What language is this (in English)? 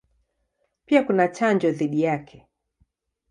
Swahili